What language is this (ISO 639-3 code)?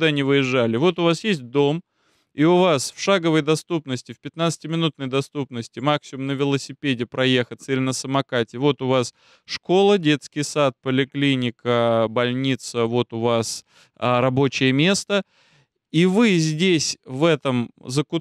rus